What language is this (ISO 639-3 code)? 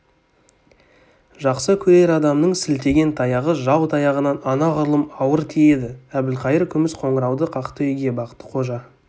kaz